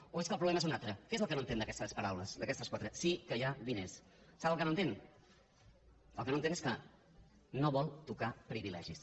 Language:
Catalan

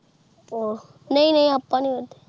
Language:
Punjabi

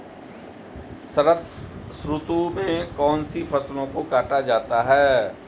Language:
Hindi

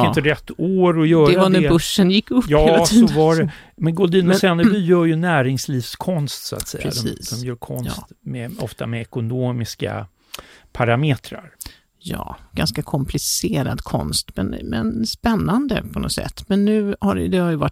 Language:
Swedish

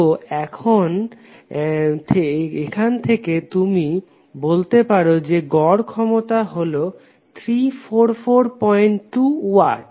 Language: Bangla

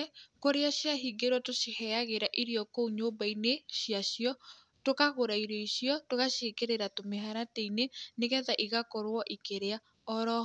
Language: Kikuyu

